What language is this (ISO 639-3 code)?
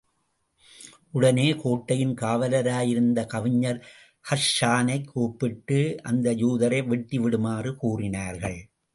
tam